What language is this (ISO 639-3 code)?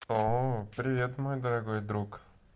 rus